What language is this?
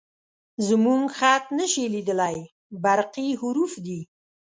Pashto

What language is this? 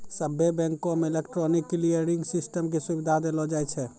Maithili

